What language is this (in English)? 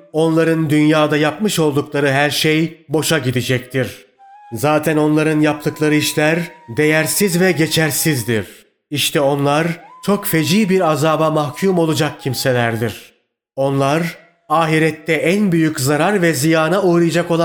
Turkish